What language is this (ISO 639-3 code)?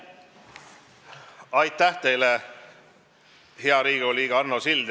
est